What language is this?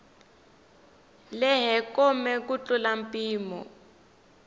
Tsonga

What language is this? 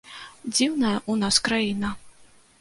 Belarusian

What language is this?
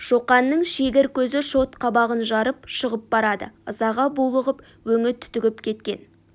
Kazakh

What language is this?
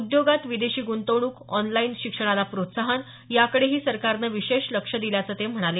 Marathi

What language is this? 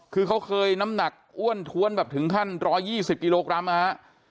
Thai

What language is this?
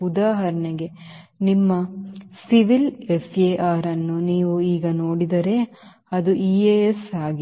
Kannada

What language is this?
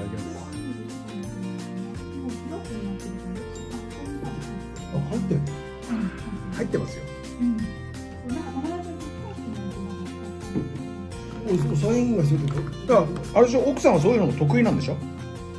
Japanese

